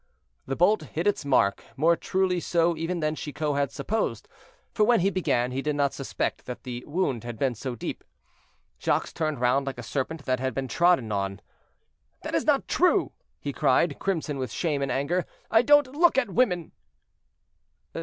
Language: English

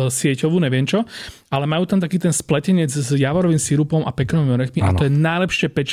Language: Slovak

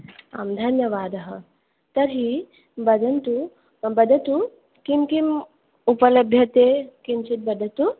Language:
Sanskrit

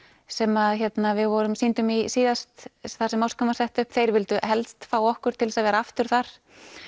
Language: Icelandic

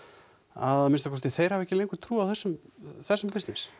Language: Icelandic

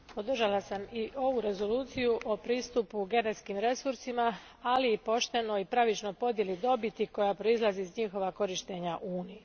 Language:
Croatian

